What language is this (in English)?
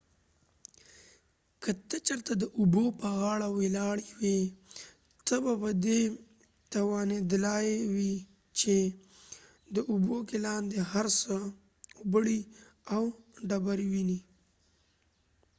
Pashto